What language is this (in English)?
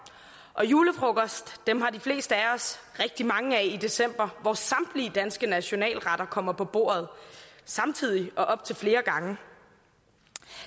Danish